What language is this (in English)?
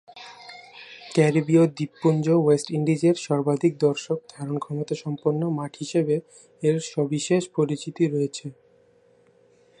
Bangla